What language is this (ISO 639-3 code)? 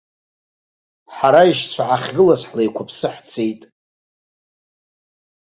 abk